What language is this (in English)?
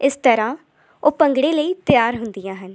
Punjabi